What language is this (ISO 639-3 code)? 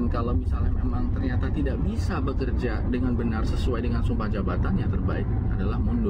ind